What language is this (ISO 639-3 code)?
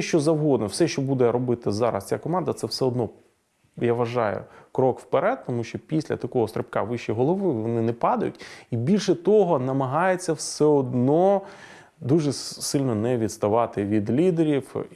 ukr